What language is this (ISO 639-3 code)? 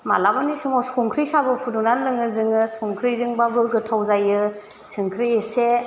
brx